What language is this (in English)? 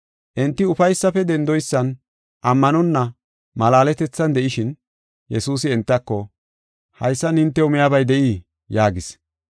Gofa